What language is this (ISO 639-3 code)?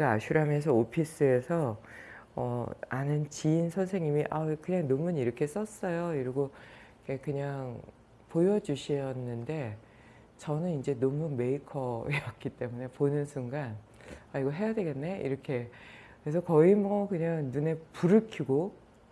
kor